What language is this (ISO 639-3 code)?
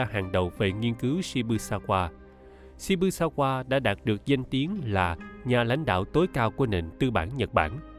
vie